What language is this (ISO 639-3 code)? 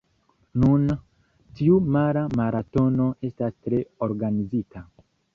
epo